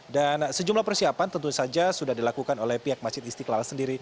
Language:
Indonesian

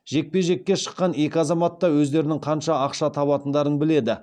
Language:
Kazakh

